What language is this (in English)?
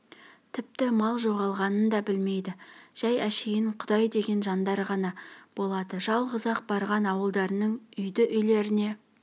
Kazakh